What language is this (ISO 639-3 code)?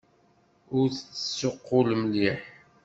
kab